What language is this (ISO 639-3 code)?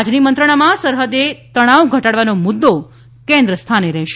guj